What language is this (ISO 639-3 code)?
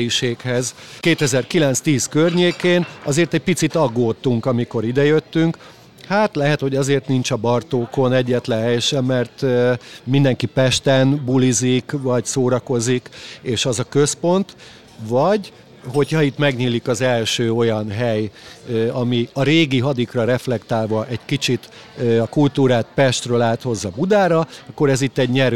hun